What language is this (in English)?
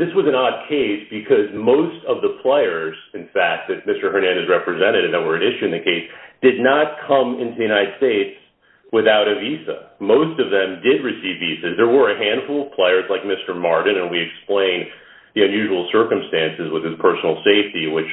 English